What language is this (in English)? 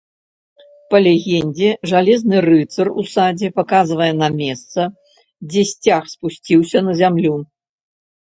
Belarusian